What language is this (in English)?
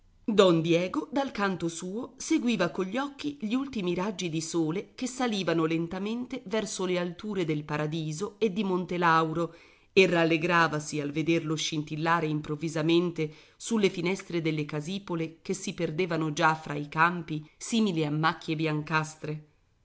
Italian